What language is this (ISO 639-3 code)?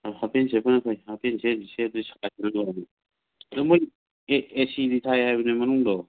mni